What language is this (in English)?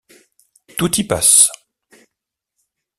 French